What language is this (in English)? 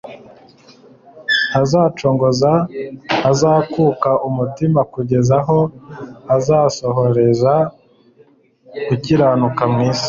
Kinyarwanda